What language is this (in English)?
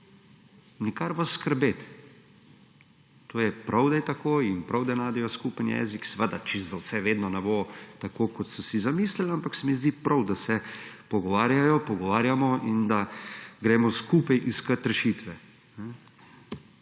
Slovenian